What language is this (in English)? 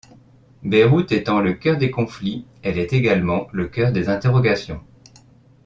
French